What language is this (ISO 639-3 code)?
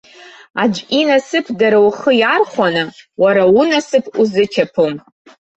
abk